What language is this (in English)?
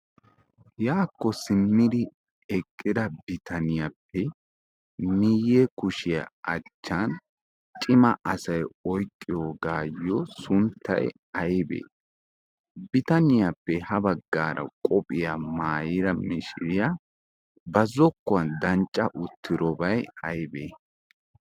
Wolaytta